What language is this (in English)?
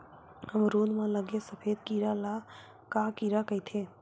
Chhattisgarhi